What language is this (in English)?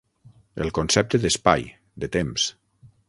Catalan